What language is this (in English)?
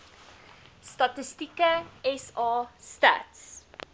Afrikaans